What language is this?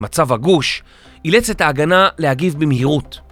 Hebrew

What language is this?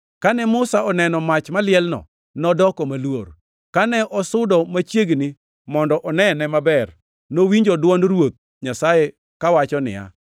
Luo (Kenya and Tanzania)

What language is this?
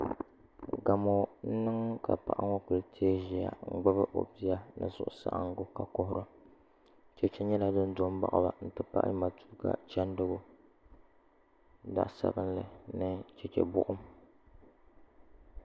Dagbani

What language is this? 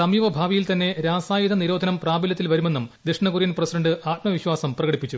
Malayalam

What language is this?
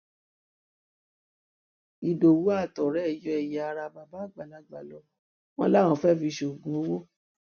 Yoruba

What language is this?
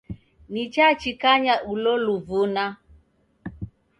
Taita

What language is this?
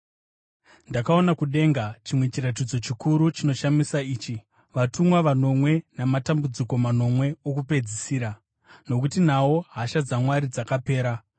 Shona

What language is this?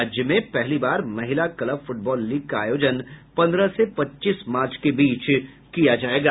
Hindi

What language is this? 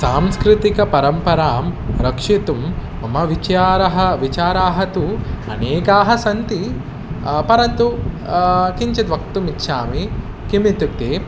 Sanskrit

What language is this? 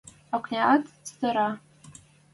Western Mari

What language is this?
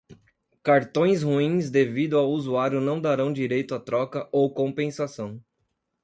Portuguese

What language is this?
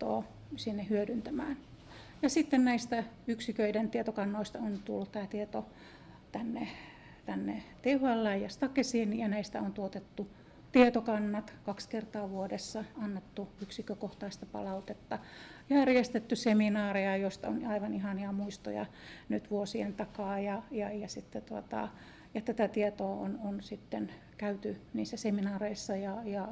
Finnish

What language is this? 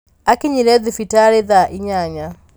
Kikuyu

